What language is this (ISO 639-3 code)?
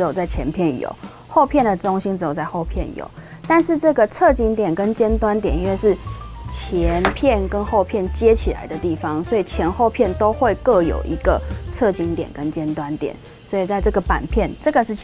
zho